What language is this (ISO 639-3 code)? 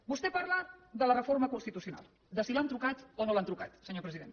cat